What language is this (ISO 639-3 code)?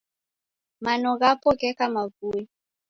dav